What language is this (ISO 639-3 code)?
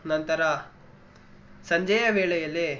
kan